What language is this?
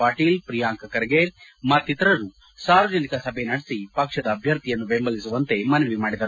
Kannada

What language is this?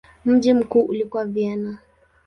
Swahili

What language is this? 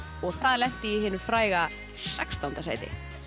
Icelandic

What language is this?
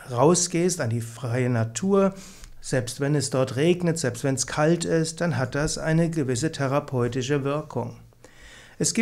German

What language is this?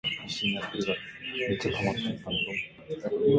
Asturian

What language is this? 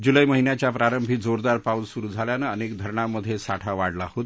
Marathi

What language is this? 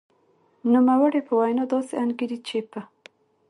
Pashto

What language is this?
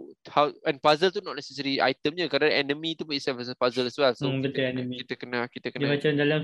Malay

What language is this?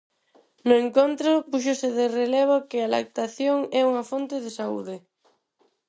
Galician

